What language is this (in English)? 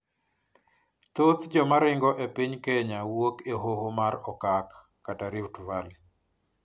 Luo (Kenya and Tanzania)